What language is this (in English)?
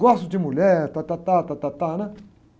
Portuguese